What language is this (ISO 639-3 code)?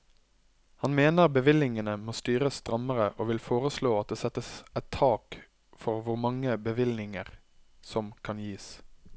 nor